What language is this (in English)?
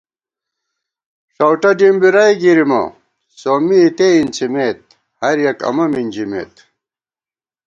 Gawar-Bati